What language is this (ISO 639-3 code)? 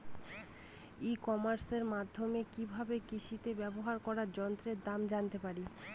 ben